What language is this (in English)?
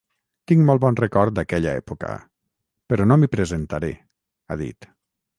Catalan